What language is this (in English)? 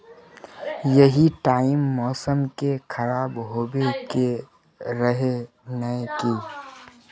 Magahi